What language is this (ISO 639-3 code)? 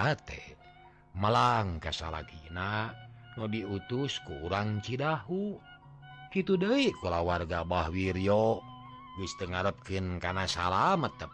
ind